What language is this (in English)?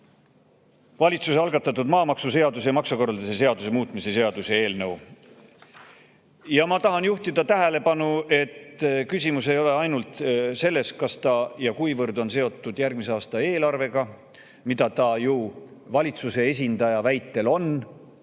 Estonian